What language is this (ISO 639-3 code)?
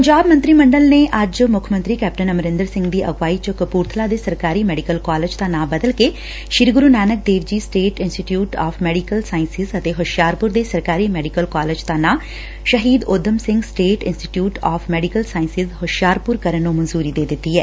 pan